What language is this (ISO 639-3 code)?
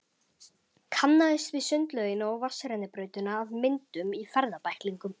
isl